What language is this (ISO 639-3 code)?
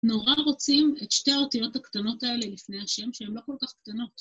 heb